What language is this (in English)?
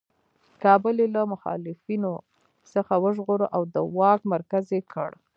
Pashto